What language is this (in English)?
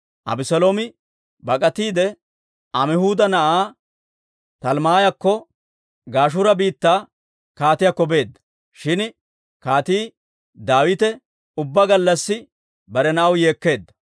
Dawro